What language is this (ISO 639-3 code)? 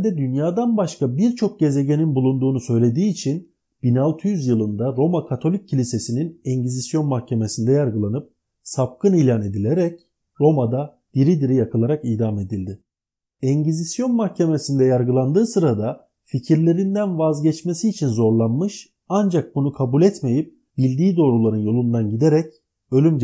tur